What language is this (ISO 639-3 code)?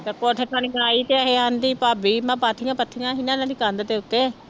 pan